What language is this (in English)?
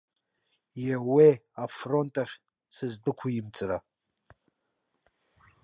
Abkhazian